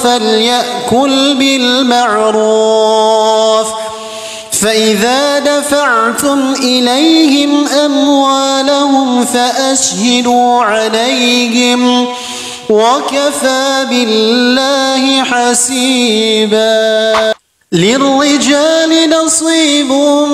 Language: Arabic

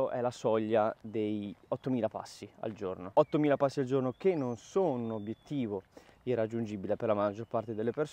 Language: Italian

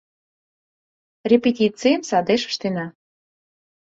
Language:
Mari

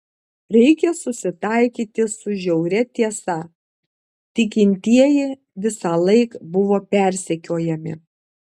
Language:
Lithuanian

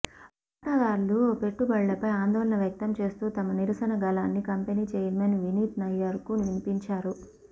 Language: Telugu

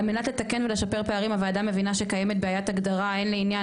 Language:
Hebrew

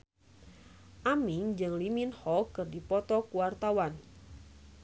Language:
Sundanese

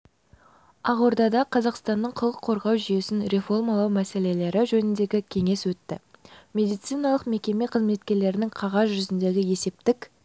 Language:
Kazakh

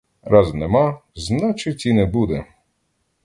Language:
Ukrainian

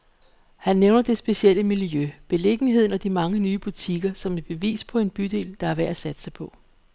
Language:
Danish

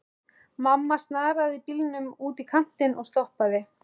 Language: Icelandic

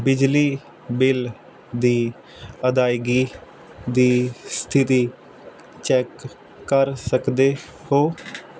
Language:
Punjabi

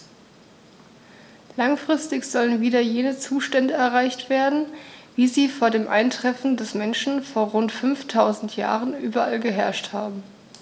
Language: German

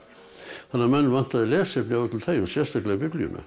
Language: Icelandic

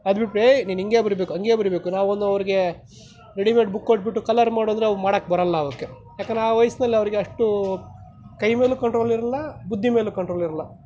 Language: Kannada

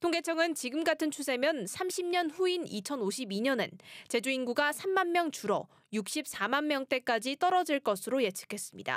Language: Korean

